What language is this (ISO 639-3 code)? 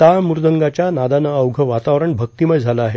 mar